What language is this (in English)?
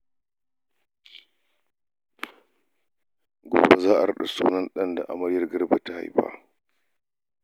Hausa